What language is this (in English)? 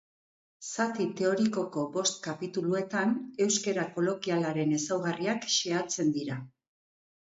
Basque